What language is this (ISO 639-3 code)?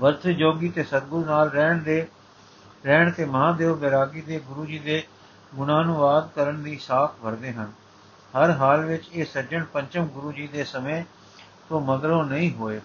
pan